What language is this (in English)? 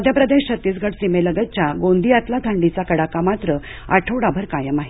Marathi